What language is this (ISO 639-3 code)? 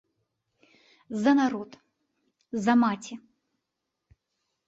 bel